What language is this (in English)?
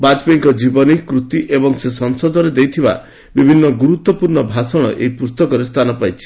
Odia